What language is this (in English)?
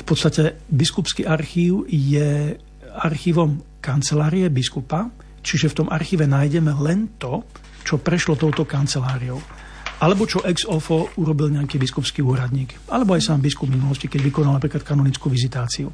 Slovak